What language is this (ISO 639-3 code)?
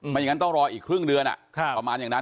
tha